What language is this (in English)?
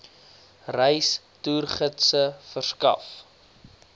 Afrikaans